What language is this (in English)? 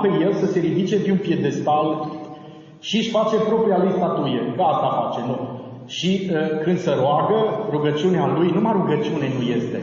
Romanian